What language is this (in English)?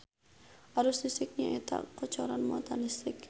Sundanese